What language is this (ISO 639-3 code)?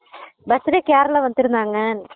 tam